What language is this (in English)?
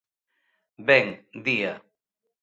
Galician